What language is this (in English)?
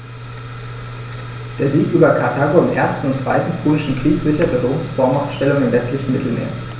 German